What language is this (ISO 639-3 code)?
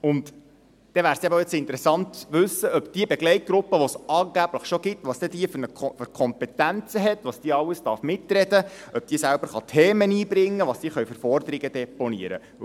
gsw